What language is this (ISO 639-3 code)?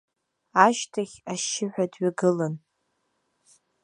abk